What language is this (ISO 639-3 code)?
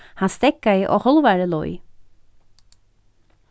fao